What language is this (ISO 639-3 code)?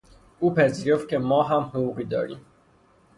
fas